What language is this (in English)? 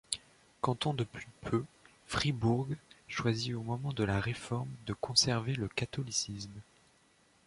French